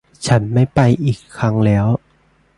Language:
Thai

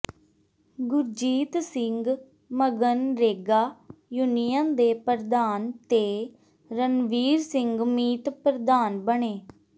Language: Punjabi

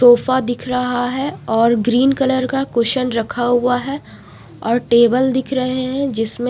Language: Hindi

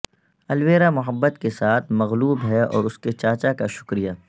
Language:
Urdu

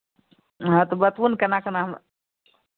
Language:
Maithili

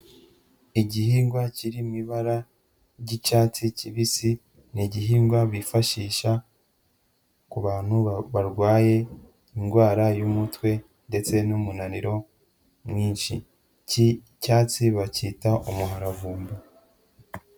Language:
Kinyarwanda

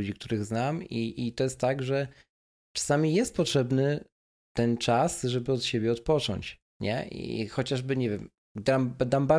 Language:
Polish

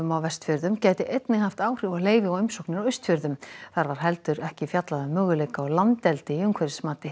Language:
Icelandic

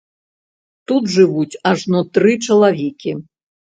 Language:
Belarusian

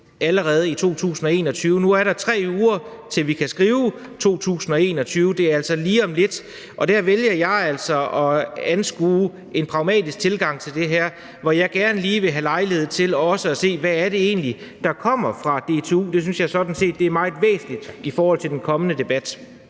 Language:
Danish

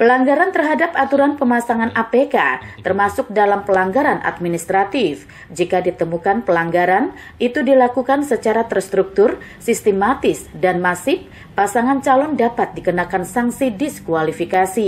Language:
Indonesian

